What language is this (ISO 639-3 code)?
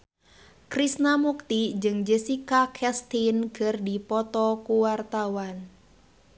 sun